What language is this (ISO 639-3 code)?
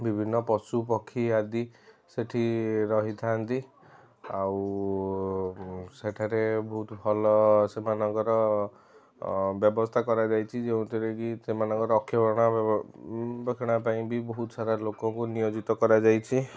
ori